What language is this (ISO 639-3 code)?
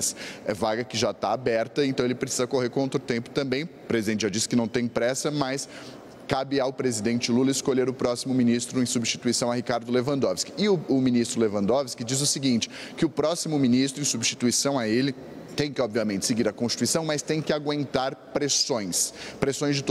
por